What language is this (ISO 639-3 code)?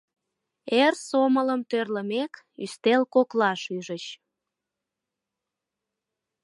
chm